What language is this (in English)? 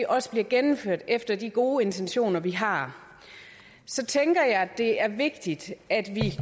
Danish